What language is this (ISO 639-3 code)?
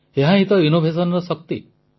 ori